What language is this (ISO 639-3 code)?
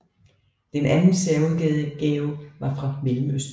dan